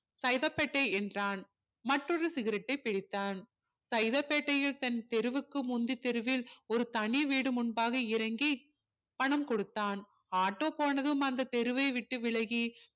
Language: Tamil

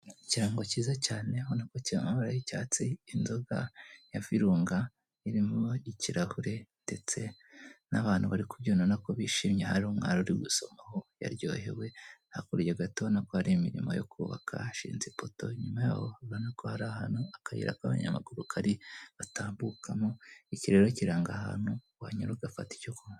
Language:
Kinyarwanda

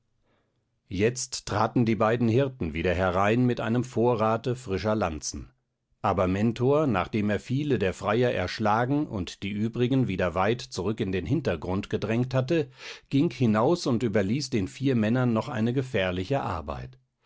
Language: German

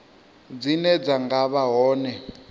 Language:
Venda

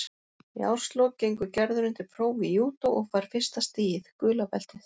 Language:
Icelandic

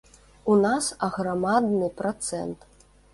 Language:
Belarusian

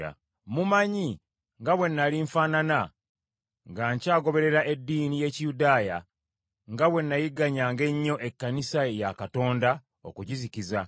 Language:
Ganda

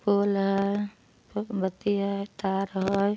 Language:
Magahi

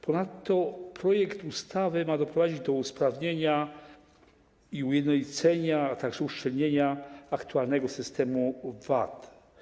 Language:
Polish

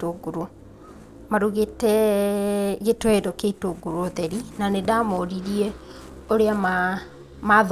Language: Kikuyu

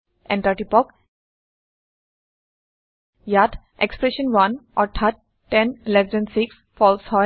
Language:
Assamese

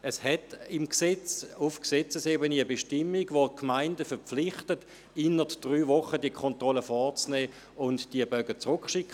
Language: Swiss German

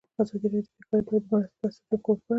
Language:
Pashto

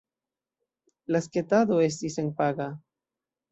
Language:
Esperanto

